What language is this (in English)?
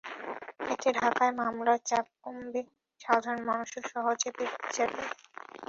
Bangla